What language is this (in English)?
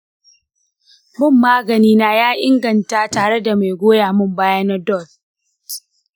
Hausa